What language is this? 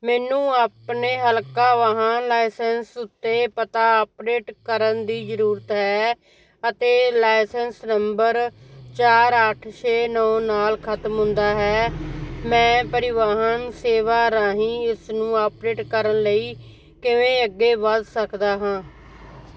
Punjabi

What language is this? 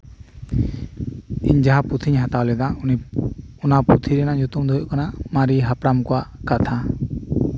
Santali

